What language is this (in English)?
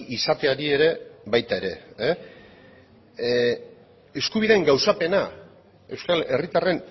Basque